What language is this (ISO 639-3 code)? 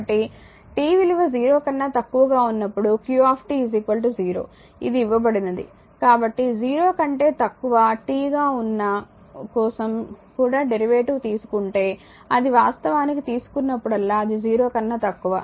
tel